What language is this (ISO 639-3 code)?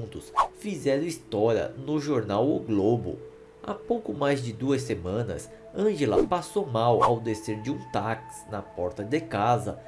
por